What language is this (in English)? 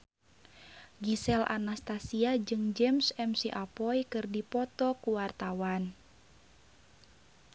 Sundanese